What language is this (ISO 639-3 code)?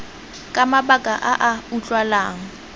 tsn